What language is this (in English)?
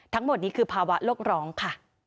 Thai